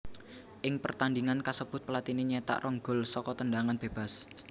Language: Javanese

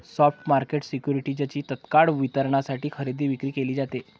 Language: Marathi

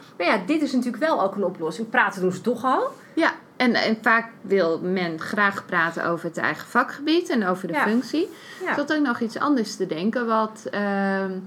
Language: Dutch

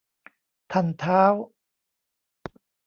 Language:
Thai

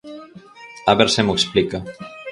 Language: Galician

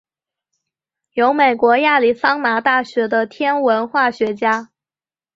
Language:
Chinese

